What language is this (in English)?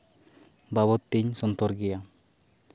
Santali